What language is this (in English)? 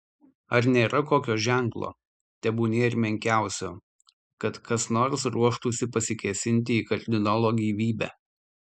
Lithuanian